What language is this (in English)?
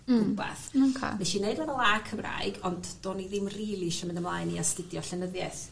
Welsh